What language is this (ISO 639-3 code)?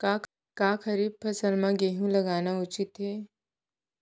hne